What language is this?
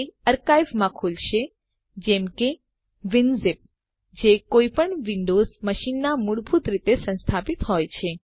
Gujarati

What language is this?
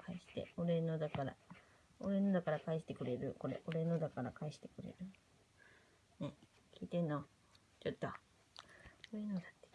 Japanese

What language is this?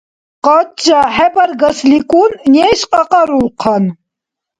Dargwa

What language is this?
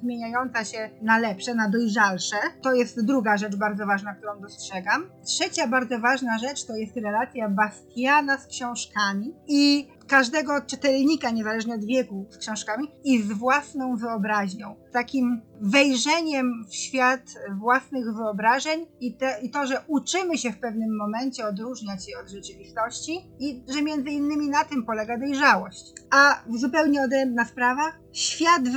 Polish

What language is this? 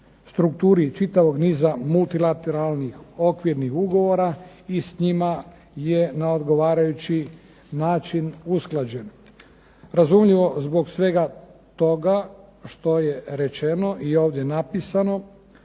Croatian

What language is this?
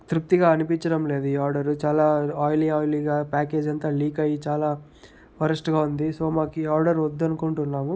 Telugu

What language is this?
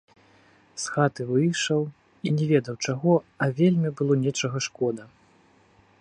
Belarusian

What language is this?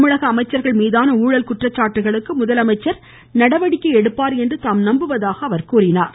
Tamil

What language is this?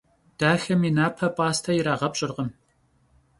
Kabardian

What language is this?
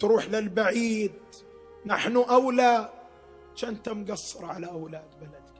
Arabic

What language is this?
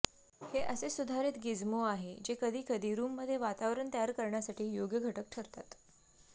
Marathi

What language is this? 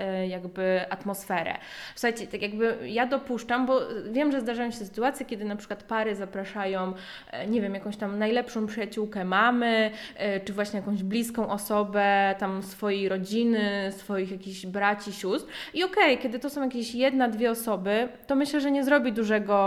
Polish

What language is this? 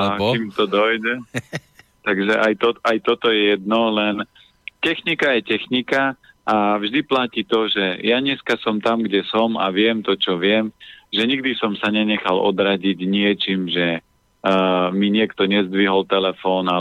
Slovak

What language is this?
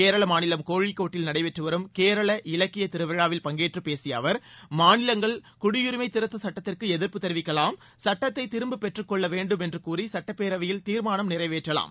Tamil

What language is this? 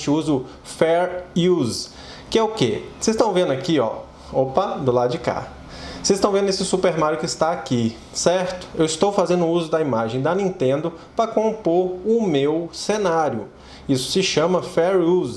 Portuguese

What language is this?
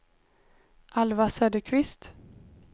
Swedish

